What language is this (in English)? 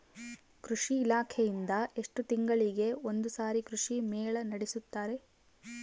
Kannada